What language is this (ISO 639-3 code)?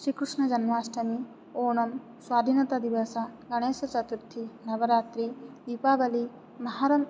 san